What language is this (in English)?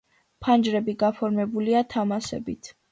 Georgian